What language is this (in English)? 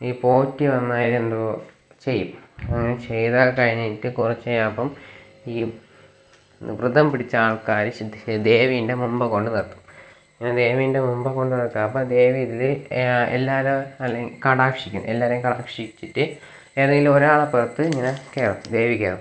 Malayalam